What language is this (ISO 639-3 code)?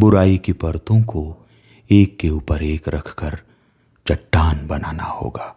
hin